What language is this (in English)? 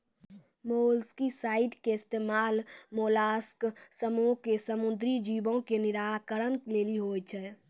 Maithili